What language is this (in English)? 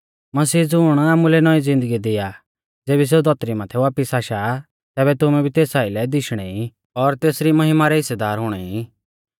Mahasu Pahari